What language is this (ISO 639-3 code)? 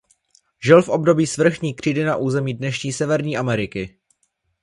ces